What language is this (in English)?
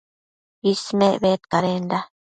Matsés